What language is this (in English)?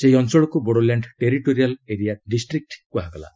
Odia